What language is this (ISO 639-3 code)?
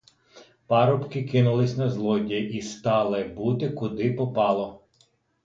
ukr